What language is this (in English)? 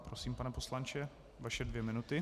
Czech